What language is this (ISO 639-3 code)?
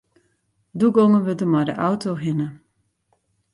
fry